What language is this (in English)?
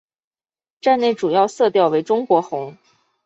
Chinese